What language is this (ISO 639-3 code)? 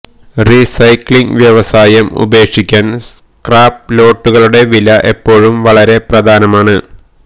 mal